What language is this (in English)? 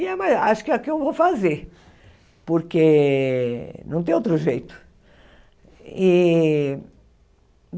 Portuguese